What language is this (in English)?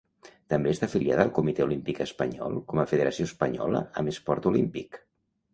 Catalan